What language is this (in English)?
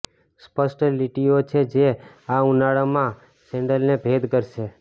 Gujarati